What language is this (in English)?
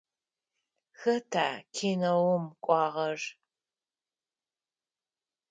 Adyghe